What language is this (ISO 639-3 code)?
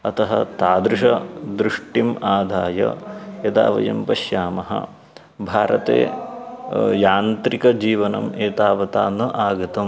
san